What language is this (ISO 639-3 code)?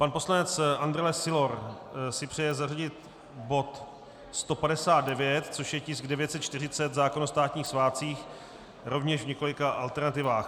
ces